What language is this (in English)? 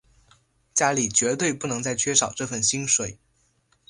Chinese